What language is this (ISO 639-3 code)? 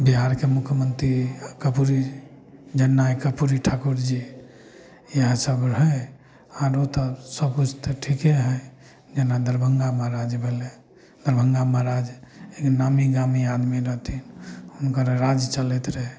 mai